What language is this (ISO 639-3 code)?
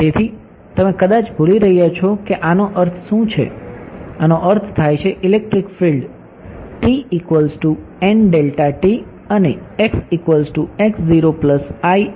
guj